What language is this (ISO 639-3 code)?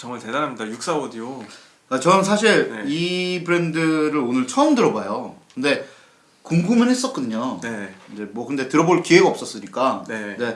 kor